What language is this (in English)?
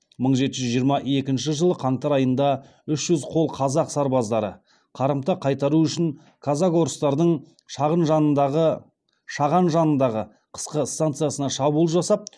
Kazakh